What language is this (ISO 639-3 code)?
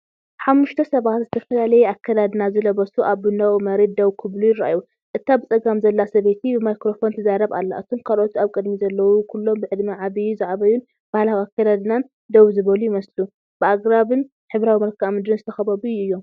tir